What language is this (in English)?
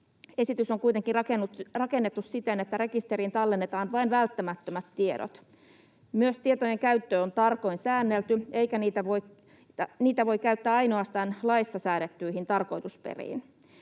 Finnish